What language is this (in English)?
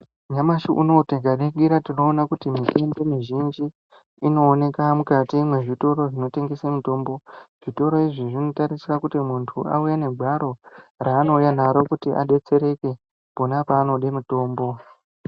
Ndau